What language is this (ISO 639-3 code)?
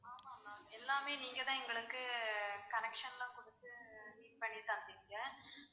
tam